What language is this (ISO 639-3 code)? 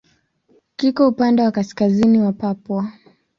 swa